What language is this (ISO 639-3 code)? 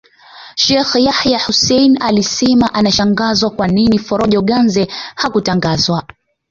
swa